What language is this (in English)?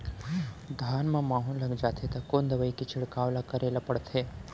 Chhattisgarhi